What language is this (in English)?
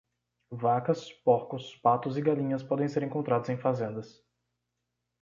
Portuguese